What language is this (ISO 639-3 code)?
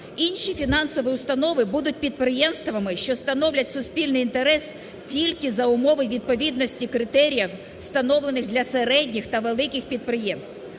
ukr